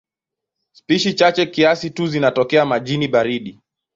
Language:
Swahili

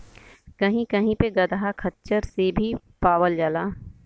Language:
Bhojpuri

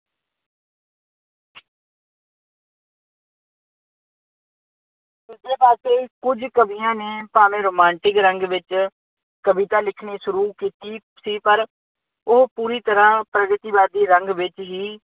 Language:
Punjabi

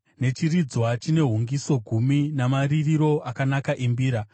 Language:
Shona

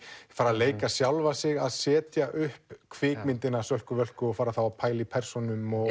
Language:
Icelandic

